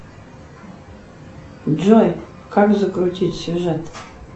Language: Russian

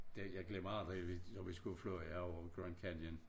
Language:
Danish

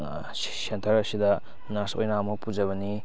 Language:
Manipuri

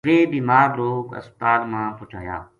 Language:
Gujari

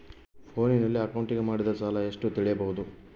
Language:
Kannada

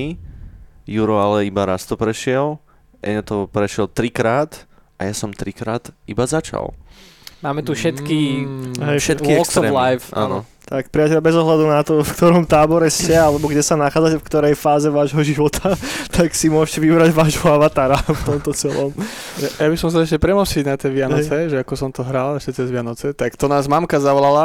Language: Slovak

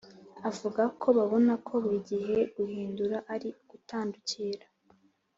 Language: Kinyarwanda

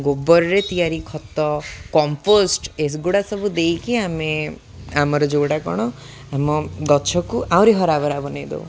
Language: Odia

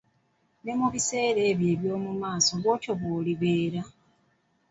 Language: Ganda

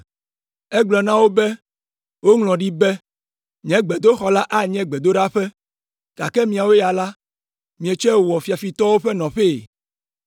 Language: Ewe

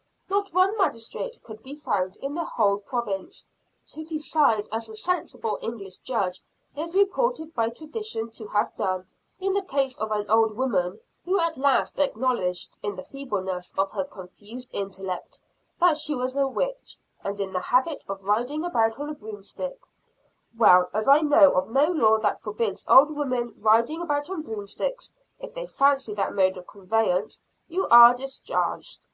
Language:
English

